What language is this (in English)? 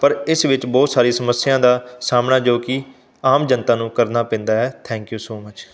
Punjabi